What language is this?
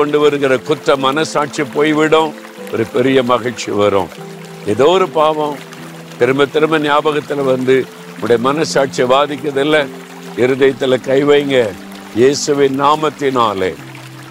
Tamil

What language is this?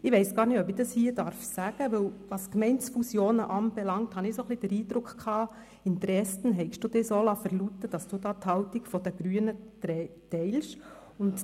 Swiss German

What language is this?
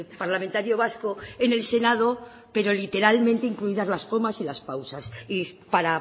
Spanish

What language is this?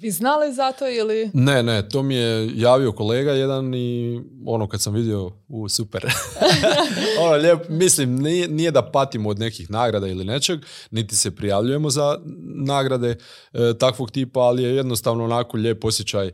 Croatian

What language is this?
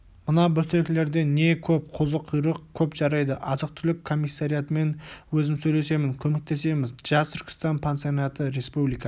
Kazakh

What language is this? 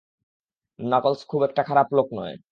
Bangla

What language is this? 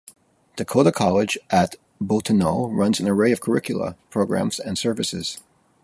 English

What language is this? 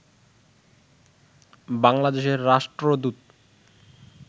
Bangla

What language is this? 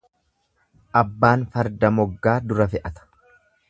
Oromo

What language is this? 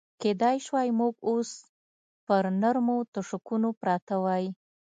Pashto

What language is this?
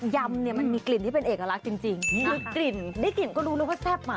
Thai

